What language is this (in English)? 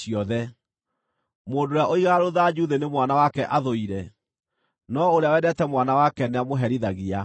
Kikuyu